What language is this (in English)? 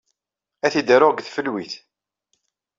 Kabyle